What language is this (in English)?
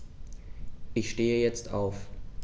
German